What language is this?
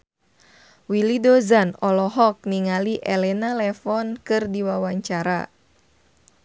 Sundanese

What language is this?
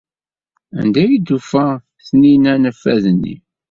Kabyle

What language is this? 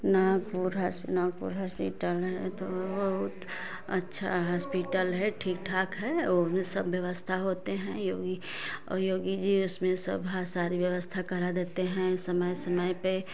Hindi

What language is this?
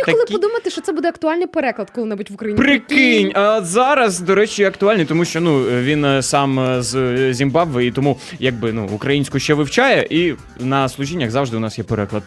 Ukrainian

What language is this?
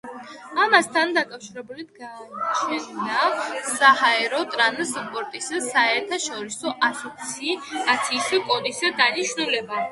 Georgian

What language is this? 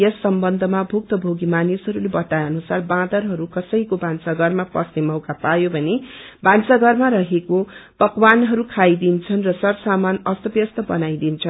Nepali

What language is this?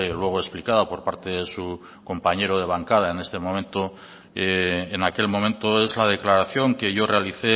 Spanish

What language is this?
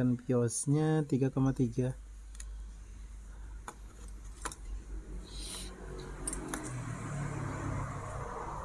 Indonesian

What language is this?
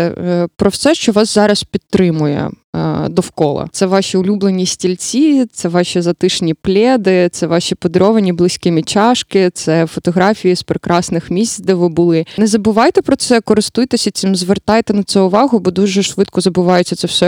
Ukrainian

